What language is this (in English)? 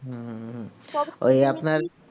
Bangla